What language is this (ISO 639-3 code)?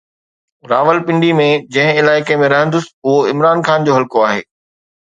snd